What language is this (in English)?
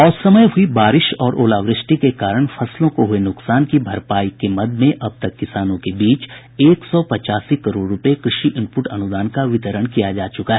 Hindi